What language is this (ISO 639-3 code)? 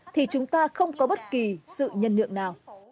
vie